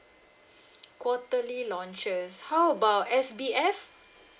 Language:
English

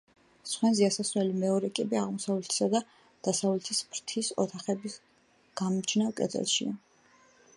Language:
Georgian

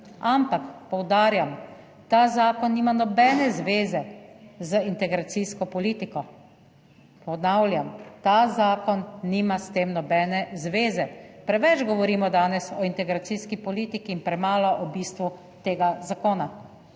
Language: Slovenian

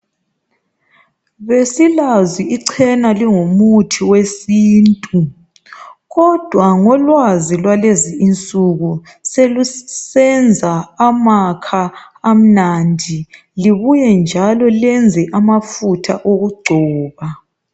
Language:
North Ndebele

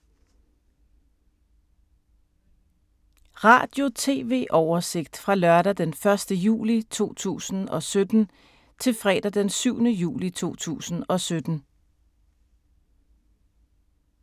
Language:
Danish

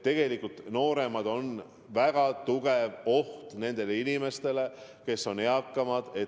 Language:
Estonian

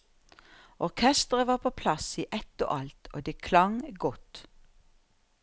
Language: Norwegian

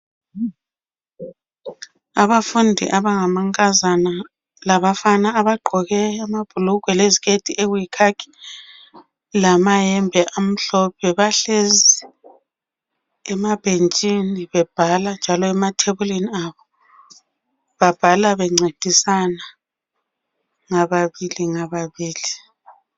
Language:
North Ndebele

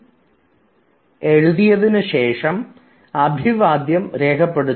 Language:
Malayalam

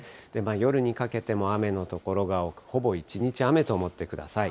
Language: Japanese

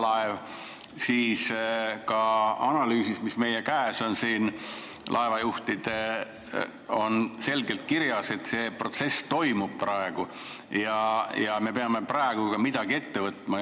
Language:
Estonian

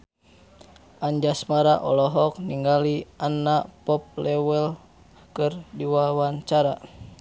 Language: Sundanese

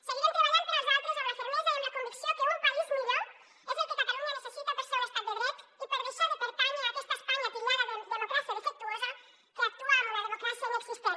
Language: Catalan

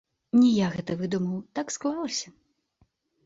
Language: Belarusian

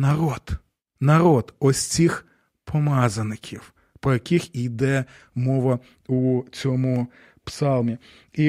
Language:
Ukrainian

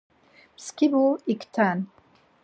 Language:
Laz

